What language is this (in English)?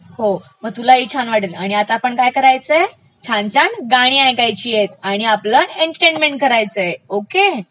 Marathi